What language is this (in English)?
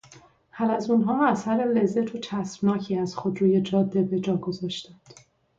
Persian